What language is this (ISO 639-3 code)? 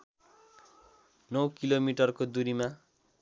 nep